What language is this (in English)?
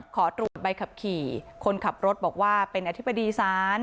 Thai